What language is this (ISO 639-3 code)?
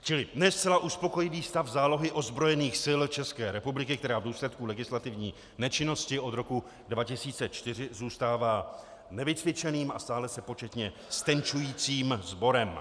ces